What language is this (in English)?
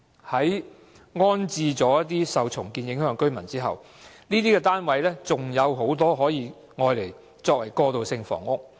Cantonese